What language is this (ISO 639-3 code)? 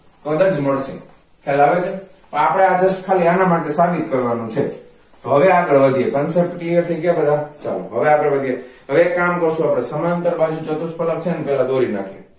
guj